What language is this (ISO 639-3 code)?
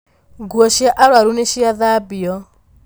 kik